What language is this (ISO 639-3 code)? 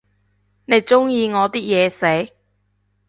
yue